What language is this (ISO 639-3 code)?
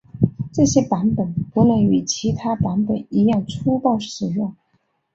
zho